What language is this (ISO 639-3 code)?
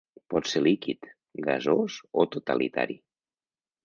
cat